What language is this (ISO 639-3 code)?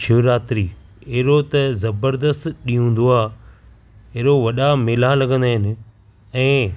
snd